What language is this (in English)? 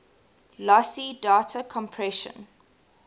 English